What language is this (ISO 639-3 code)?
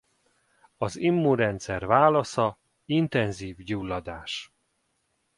hun